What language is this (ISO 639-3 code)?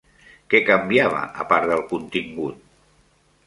cat